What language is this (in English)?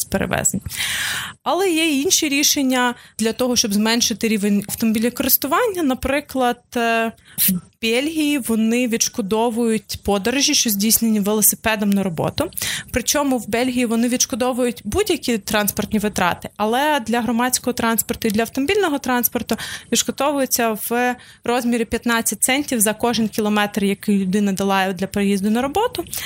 Ukrainian